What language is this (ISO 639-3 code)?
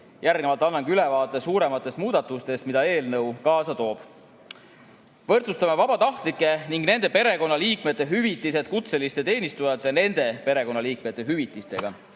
est